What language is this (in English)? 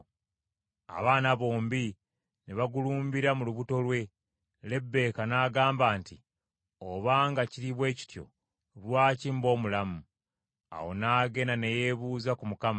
Ganda